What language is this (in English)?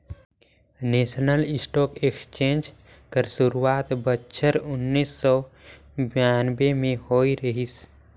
Chhattisgarhi